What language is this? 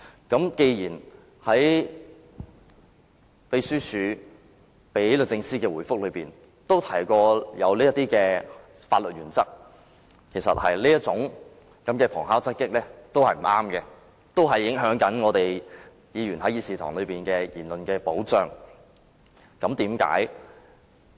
Cantonese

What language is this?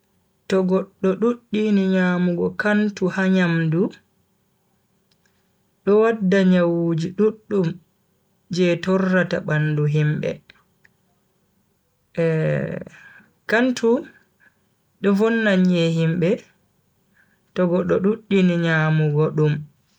Bagirmi Fulfulde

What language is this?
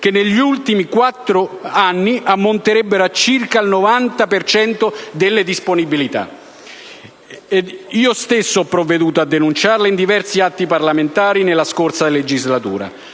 Italian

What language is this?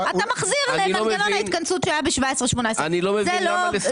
Hebrew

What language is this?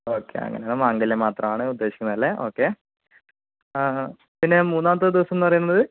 Malayalam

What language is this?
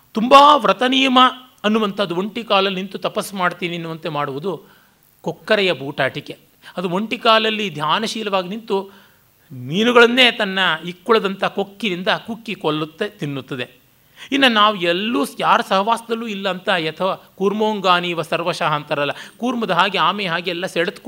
Kannada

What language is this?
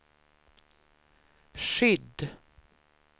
Swedish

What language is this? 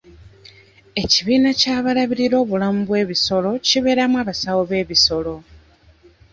Ganda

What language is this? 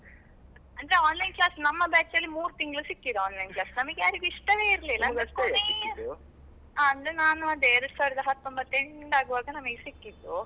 Kannada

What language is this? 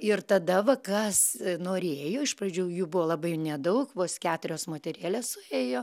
Lithuanian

